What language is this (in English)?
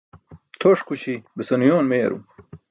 Burushaski